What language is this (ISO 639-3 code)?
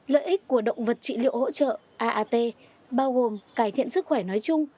vie